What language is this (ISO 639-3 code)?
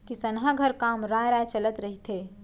hne